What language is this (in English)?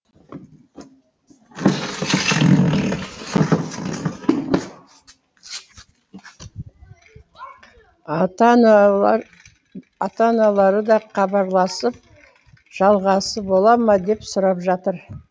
Kazakh